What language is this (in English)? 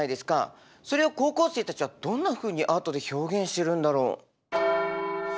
Japanese